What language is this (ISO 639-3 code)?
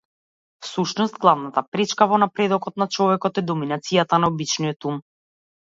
mkd